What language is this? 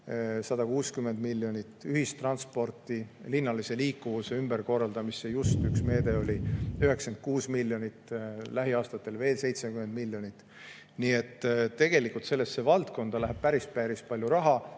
Estonian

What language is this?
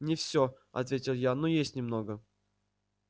Russian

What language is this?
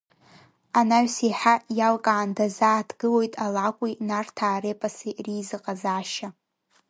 Abkhazian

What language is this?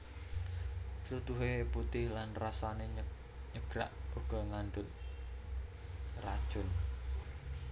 Javanese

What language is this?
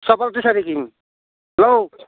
Assamese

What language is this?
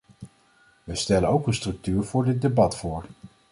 Dutch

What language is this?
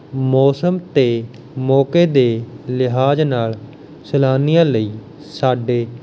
Punjabi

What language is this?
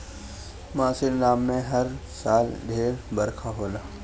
Bhojpuri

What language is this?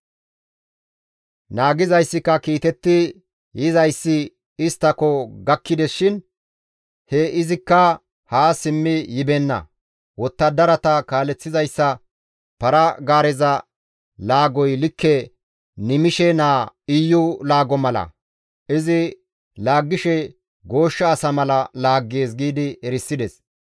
Gamo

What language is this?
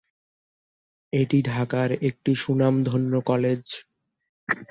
Bangla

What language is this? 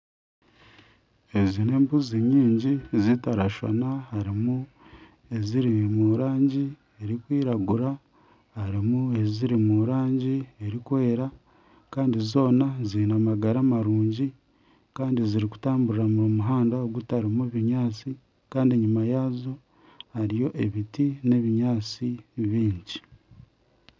Nyankole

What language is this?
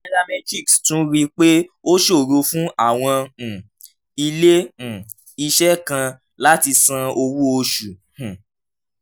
Yoruba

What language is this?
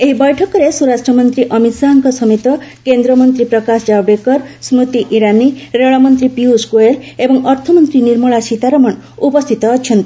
Odia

